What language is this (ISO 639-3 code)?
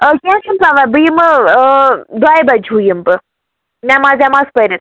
kas